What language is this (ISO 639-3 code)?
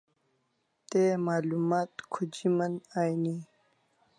kls